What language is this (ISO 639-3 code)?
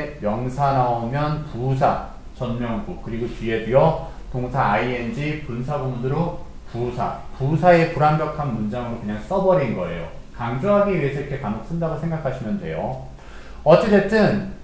kor